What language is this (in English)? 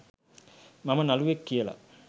Sinhala